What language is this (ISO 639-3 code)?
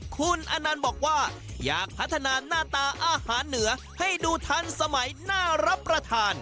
tha